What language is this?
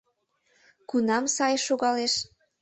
Mari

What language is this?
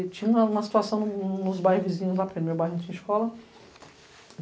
Portuguese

